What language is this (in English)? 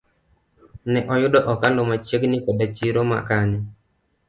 Luo (Kenya and Tanzania)